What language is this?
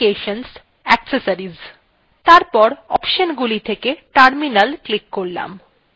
Bangla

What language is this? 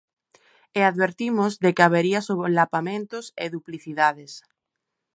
Galician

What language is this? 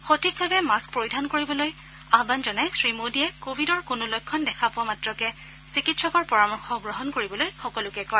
Assamese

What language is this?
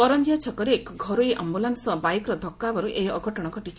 Odia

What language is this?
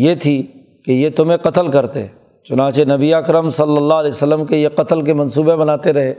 Urdu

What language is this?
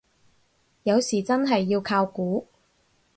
Cantonese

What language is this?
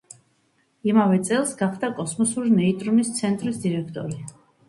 Georgian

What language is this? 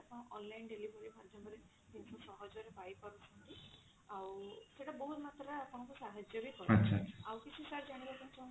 Odia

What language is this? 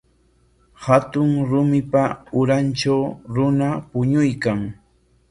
Corongo Ancash Quechua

